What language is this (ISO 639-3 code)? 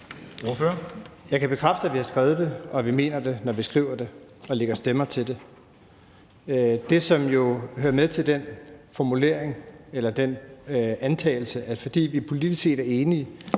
dan